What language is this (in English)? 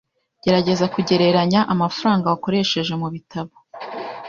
Kinyarwanda